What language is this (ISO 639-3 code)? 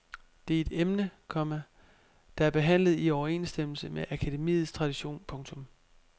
dan